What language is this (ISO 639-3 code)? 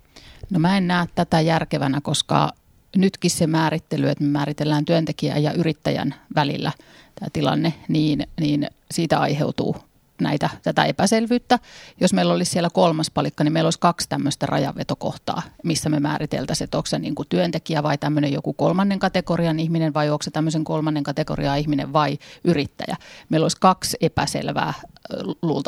fin